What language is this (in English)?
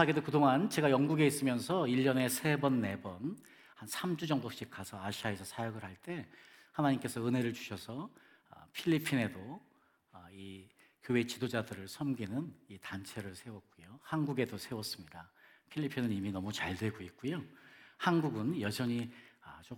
Korean